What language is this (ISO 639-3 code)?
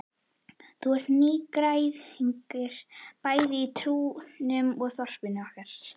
isl